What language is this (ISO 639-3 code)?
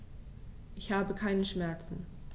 deu